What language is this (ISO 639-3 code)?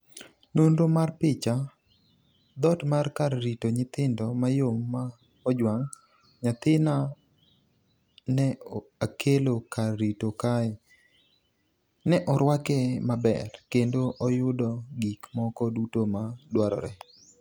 luo